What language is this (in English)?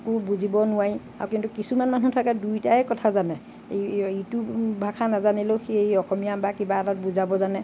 Assamese